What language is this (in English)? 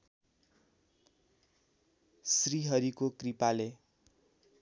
Nepali